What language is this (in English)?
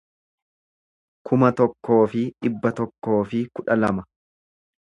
Oromo